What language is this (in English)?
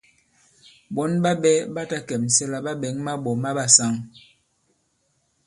Bankon